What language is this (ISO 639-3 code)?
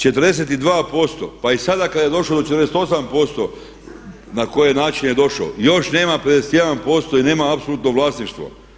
hrv